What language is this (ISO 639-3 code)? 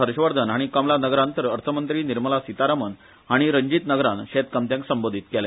kok